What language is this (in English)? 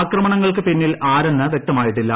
Malayalam